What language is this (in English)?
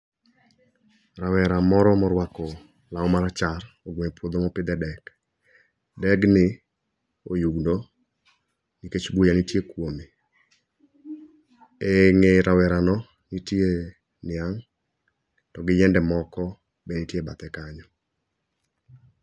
Luo (Kenya and Tanzania)